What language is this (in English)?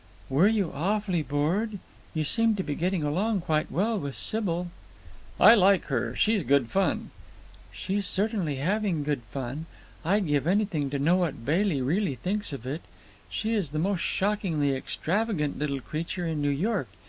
English